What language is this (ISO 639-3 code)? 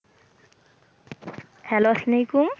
ben